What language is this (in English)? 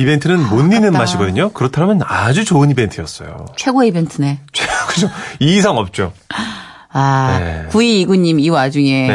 Korean